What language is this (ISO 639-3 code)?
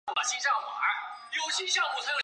zho